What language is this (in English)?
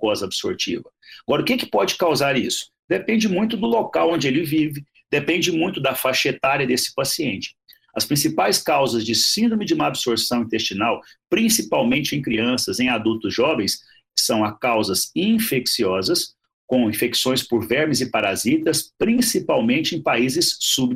Portuguese